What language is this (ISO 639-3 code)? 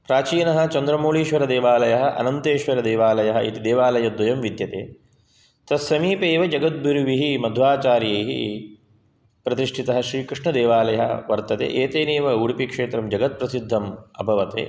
san